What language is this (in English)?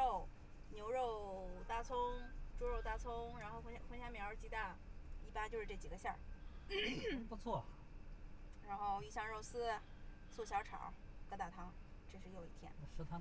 Chinese